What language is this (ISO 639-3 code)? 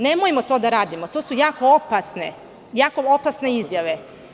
srp